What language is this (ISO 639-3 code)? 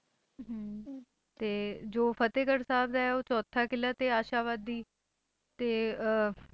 pan